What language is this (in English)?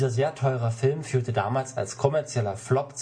German